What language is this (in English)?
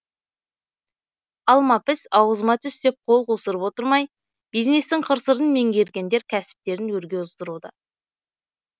Kazakh